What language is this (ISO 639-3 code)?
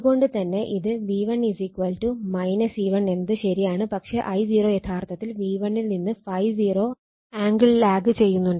mal